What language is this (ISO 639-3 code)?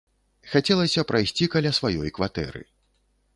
bel